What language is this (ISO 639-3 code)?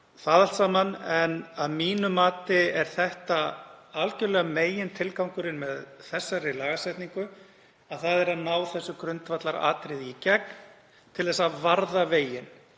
isl